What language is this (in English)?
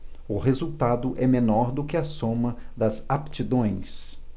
Portuguese